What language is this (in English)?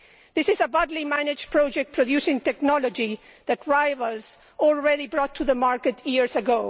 English